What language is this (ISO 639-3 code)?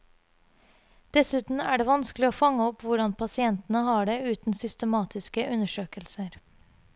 nor